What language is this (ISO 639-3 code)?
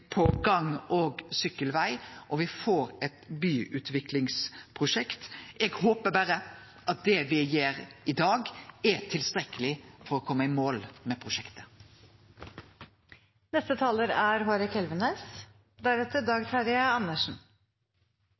nno